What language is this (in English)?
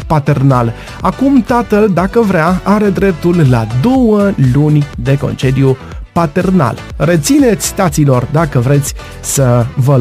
Romanian